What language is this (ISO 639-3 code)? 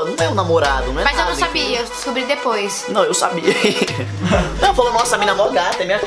por